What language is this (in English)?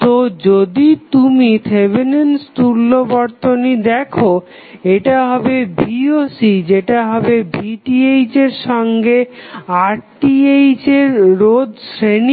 Bangla